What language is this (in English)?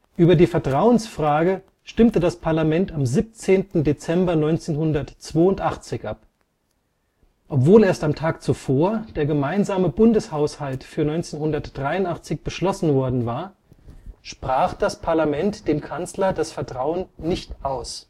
German